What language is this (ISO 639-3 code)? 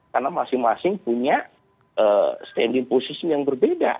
ind